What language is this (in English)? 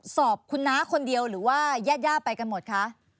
Thai